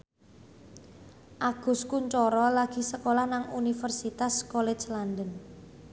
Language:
Javanese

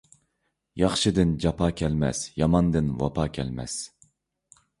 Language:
Uyghur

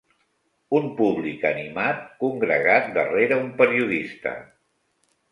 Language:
Catalan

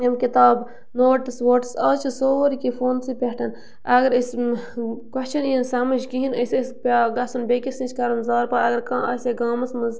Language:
Kashmiri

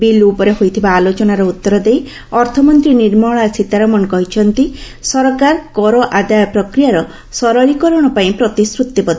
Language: Odia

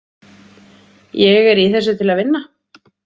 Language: Icelandic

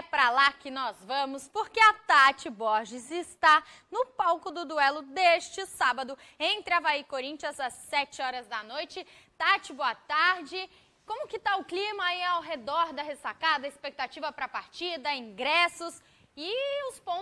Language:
Portuguese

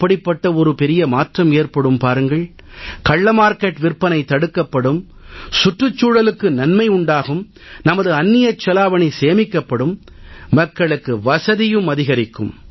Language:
Tamil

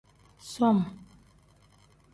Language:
Tem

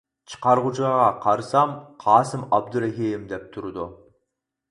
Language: Uyghur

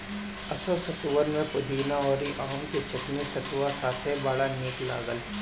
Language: Bhojpuri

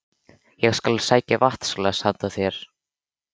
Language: Icelandic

